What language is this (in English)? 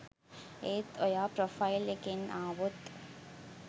Sinhala